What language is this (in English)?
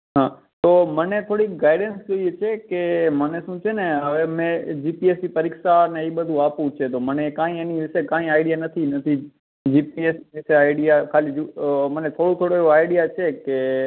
Gujarati